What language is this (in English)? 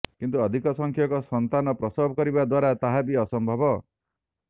Odia